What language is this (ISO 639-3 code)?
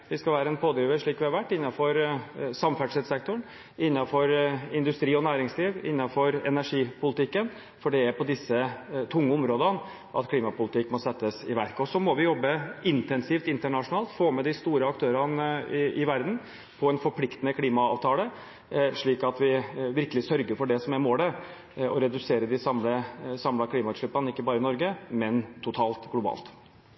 nob